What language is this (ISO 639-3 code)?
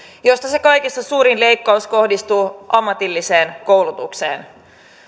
fin